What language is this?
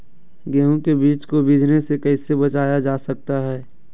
Magahi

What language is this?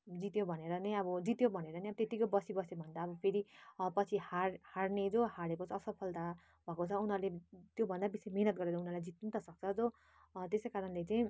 Nepali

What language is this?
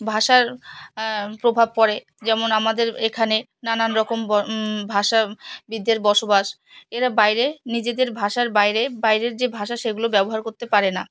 Bangla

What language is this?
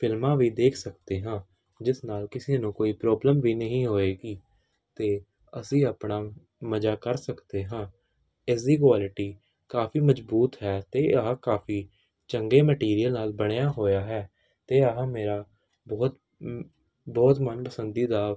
Punjabi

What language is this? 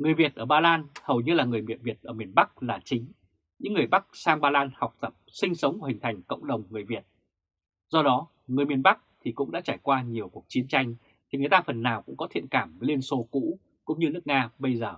Vietnamese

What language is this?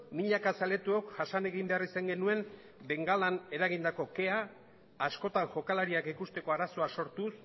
Basque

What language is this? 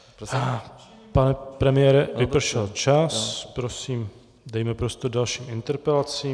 Czech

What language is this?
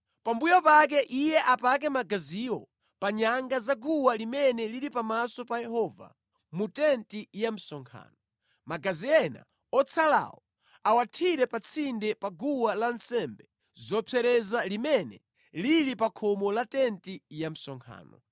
Nyanja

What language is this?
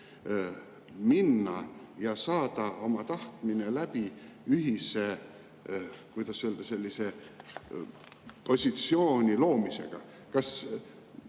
Estonian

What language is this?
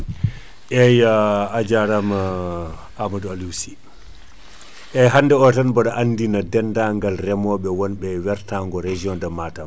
Fula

